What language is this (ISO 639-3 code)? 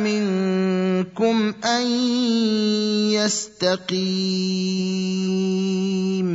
ara